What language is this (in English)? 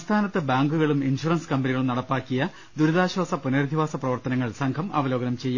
Malayalam